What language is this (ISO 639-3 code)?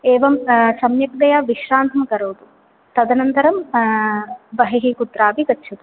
san